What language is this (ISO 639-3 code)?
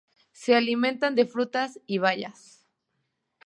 spa